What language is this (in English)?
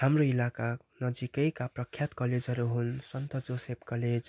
Nepali